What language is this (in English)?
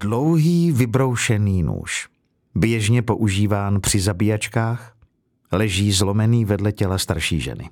Czech